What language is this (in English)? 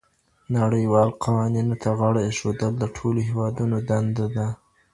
Pashto